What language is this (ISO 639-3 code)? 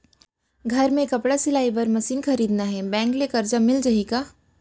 hne